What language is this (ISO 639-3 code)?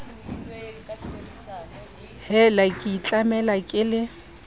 sot